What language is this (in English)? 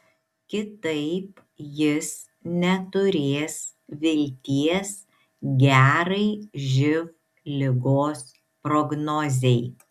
Lithuanian